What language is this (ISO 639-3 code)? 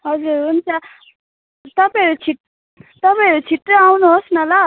nep